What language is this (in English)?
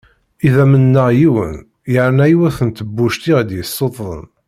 Kabyle